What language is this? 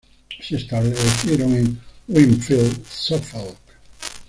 Spanish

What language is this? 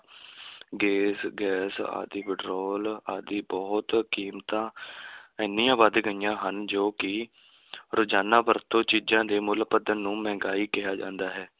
Punjabi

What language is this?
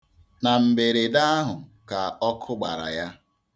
Igbo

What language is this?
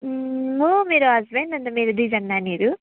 Nepali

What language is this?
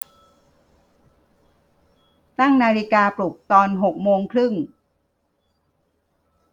Thai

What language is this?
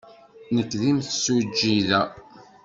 Kabyle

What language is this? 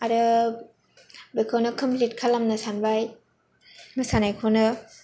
Bodo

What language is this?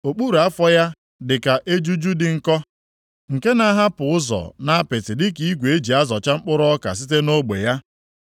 Igbo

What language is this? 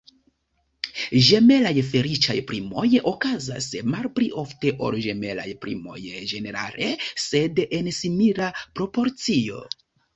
Esperanto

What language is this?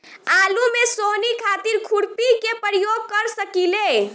Bhojpuri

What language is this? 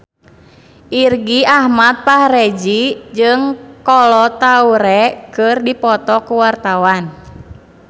Sundanese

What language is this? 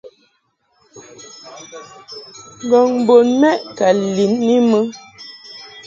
Mungaka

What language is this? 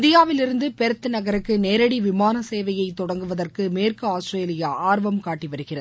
Tamil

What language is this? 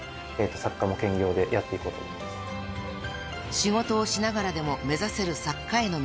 Japanese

